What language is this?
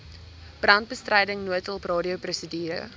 Afrikaans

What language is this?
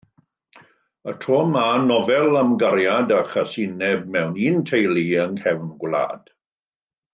Welsh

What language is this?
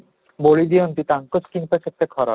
Odia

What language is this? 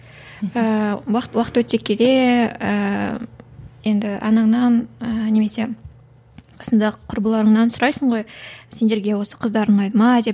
Kazakh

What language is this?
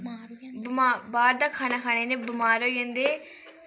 Dogri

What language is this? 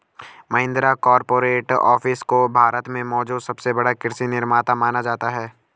Hindi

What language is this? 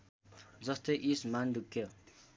Nepali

